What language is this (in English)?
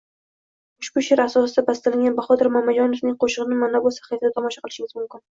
Uzbek